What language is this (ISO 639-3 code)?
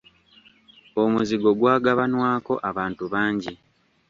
lug